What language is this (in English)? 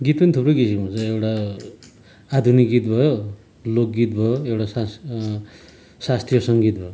Nepali